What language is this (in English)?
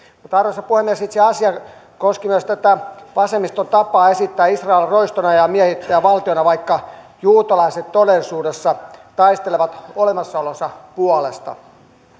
Finnish